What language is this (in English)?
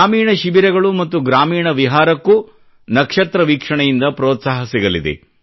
Kannada